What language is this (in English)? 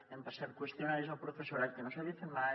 Catalan